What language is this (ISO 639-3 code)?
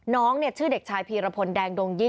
tha